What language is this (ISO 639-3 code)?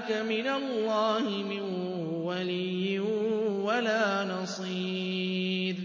ara